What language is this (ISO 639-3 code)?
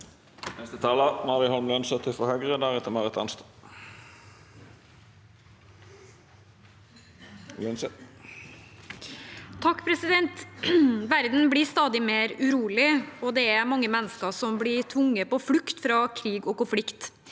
nor